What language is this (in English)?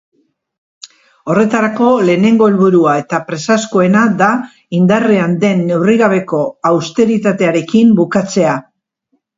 Basque